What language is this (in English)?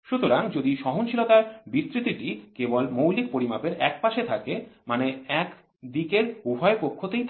Bangla